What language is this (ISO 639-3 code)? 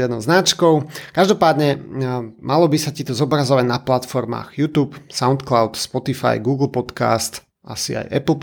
slk